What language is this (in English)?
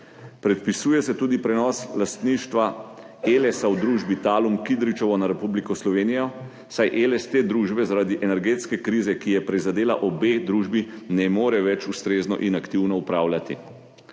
Slovenian